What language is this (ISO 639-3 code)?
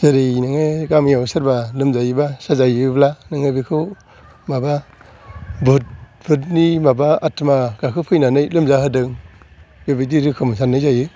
brx